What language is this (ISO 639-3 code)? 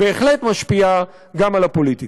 heb